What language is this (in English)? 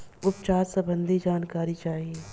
Bhojpuri